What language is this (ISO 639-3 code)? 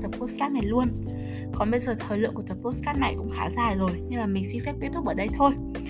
vie